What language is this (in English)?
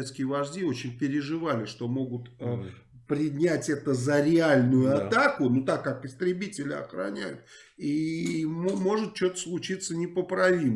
Russian